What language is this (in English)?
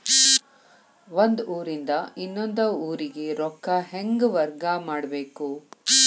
Kannada